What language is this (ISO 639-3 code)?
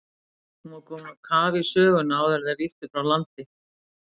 isl